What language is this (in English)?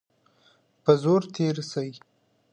Pashto